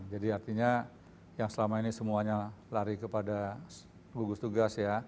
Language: Indonesian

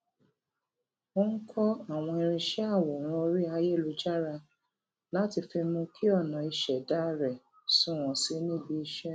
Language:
Yoruba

